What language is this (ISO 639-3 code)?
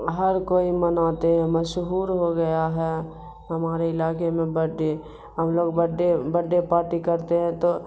urd